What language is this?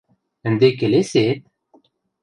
Western Mari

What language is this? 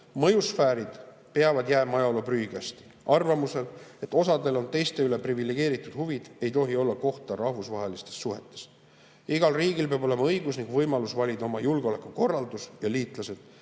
Estonian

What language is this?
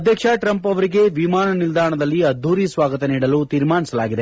Kannada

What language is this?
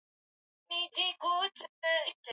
Swahili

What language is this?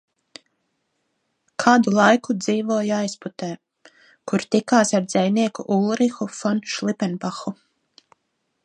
Latvian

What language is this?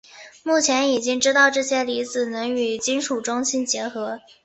Chinese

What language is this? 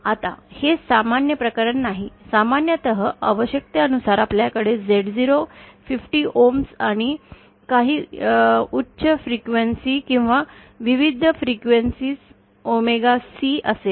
Marathi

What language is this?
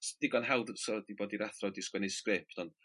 Welsh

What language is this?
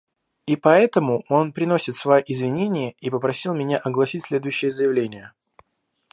Russian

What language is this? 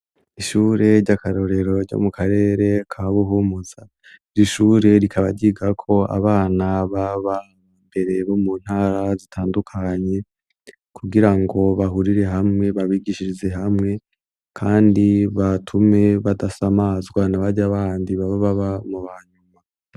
Rundi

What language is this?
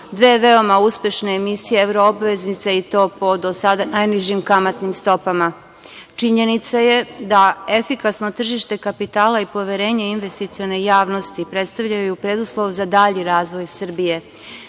Serbian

